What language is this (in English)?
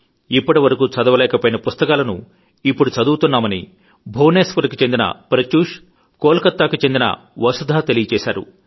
Telugu